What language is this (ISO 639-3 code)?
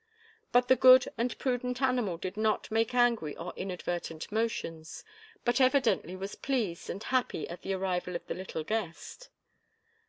eng